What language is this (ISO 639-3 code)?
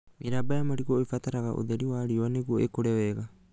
kik